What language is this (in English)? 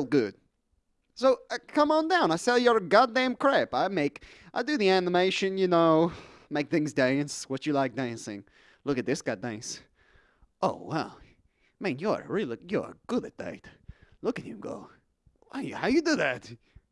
English